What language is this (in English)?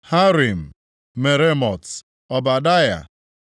Igbo